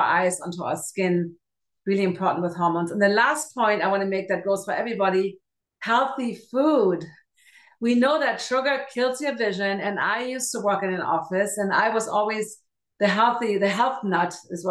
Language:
English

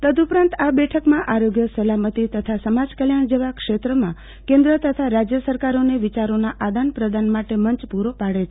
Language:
Gujarati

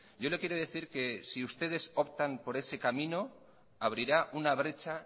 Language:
Spanish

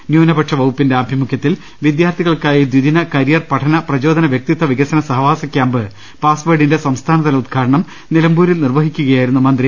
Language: Malayalam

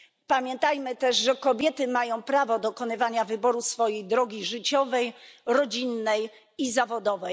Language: Polish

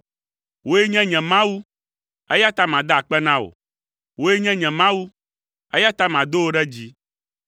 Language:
Ewe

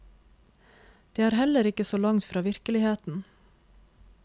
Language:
Norwegian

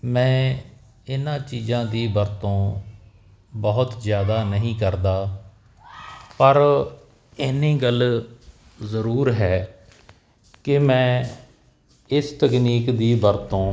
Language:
Punjabi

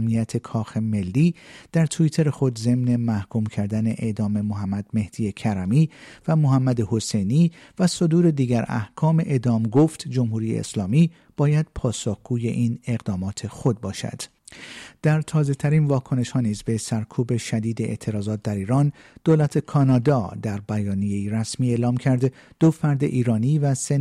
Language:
Persian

